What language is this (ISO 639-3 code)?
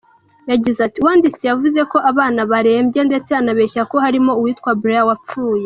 kin